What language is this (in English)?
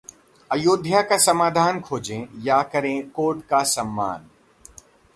Hindi